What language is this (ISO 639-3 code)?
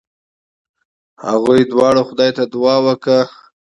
pus